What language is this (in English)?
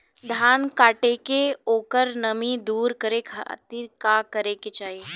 Bhojpuri